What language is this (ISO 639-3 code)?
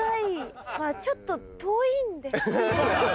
jpn